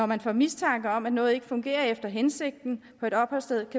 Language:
Danish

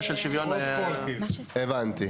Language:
Hebrew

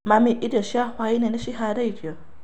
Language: Kikuyu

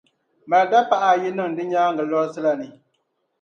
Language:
Dagbani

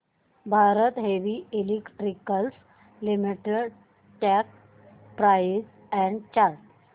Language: Marathi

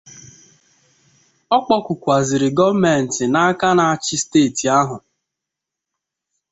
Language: Igbo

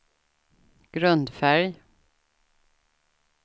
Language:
Swedish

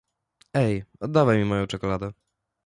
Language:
Polish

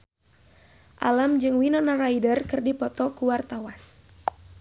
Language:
Sundanese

